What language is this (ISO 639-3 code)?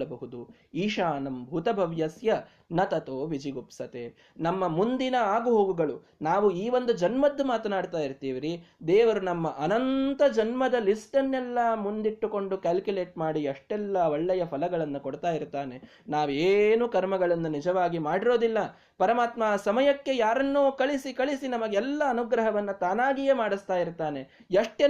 kan